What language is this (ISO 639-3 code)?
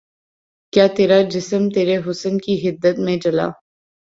urd